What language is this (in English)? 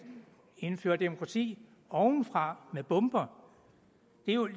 Danish